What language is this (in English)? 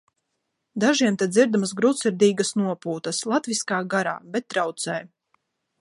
Latvian